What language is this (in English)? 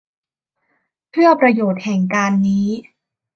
Thai